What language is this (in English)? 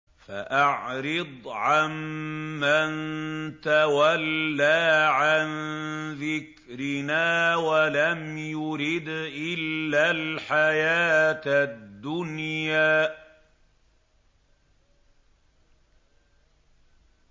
Arabic